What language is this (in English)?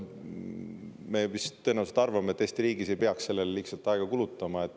Estonian